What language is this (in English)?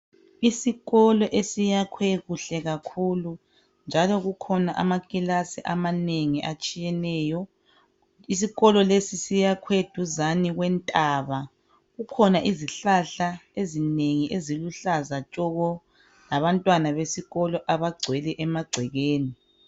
North Ndebele